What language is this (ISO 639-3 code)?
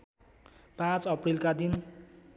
nep